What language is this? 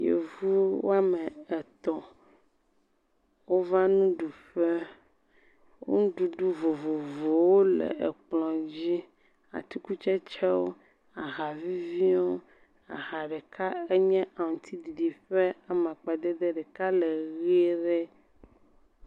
Ewe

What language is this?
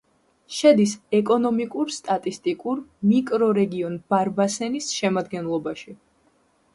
Georgian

